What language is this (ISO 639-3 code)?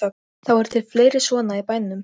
isl